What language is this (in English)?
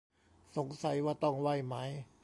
Thai